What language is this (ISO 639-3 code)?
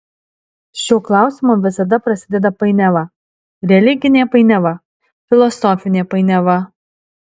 lit